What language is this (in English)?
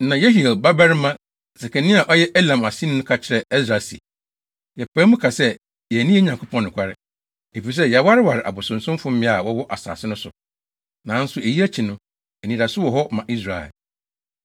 Akan